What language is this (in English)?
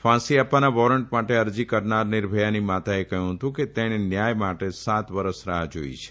Gujarati